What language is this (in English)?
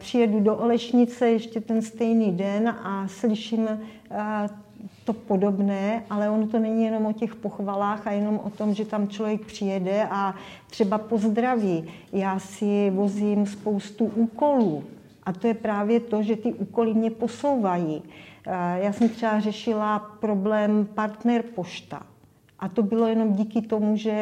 Czech